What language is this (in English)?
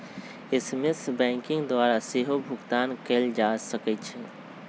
Magahi